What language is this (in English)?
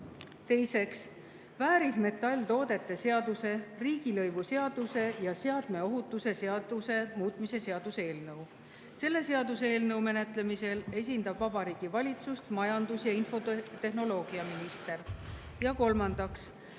Estonian